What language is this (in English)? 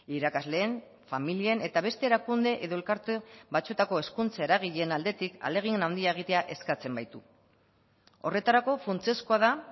Basque